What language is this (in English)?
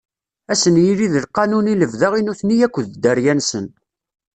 Kabyle